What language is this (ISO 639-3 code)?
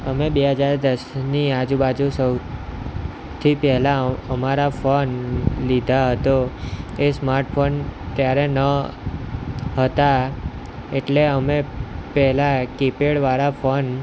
guj